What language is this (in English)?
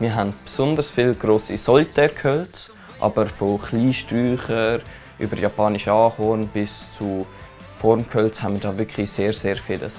German